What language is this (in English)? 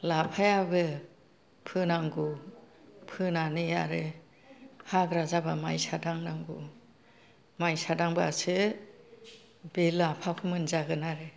Bodo